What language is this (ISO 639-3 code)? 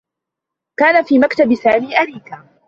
ara